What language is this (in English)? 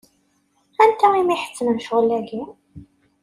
Kabyle